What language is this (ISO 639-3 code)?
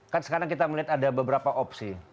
ind